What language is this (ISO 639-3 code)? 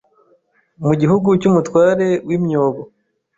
kin